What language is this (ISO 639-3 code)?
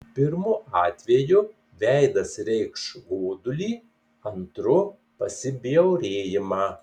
lit